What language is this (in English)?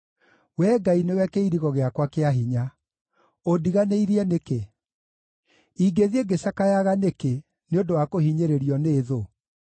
Kikuyu